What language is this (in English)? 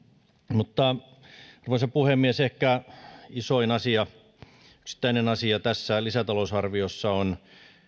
Finnish